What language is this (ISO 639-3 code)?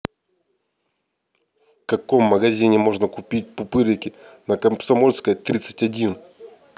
rus